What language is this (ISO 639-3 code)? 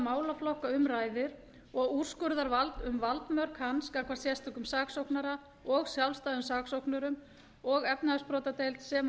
isl